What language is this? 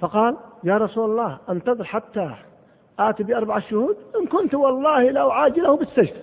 Arabic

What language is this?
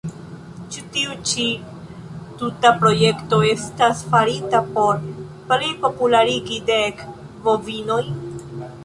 Esperanto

